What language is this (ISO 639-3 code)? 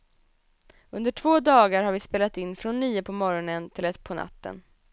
swe